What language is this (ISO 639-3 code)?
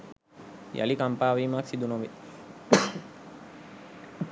sin